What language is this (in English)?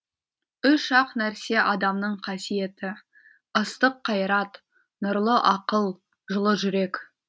Kazakh